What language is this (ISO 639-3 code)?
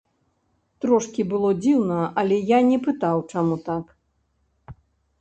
bel